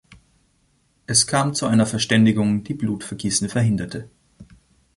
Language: German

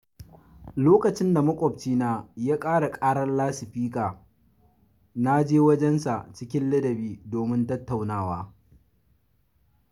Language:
Hausa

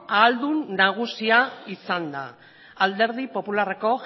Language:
Basque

